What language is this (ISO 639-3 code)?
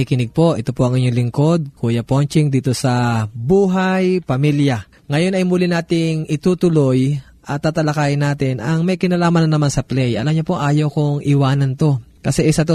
fil